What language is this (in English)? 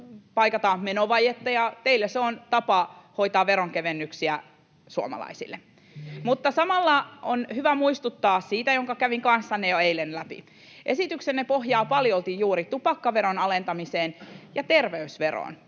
Finnish